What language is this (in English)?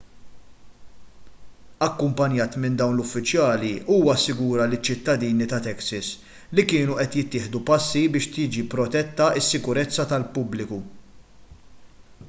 Maltese